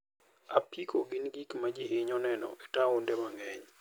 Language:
Luo (Kenya and Tanzania)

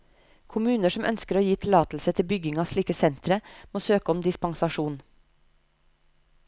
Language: Norwegian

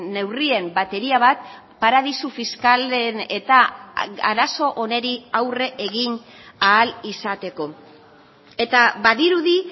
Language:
Basque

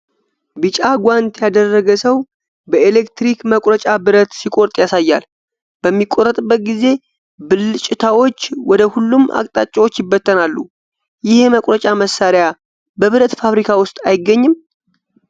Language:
Amharic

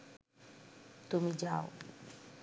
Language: Bangla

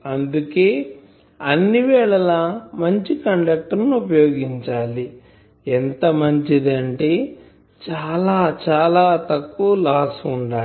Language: Telugu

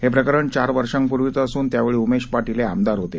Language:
Marathi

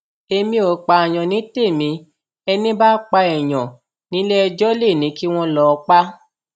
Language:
Yoruba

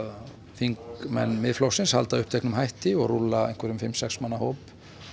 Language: Icelandic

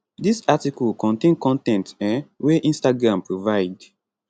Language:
Nigerian Pidgin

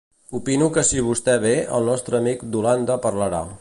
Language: Catalan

